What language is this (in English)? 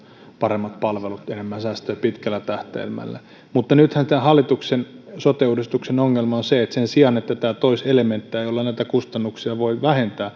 Finnish